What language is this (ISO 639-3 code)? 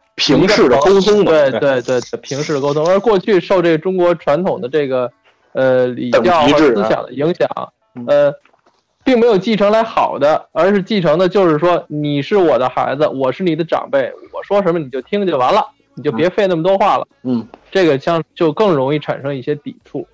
zho